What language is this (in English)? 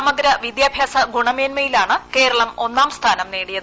Malayalam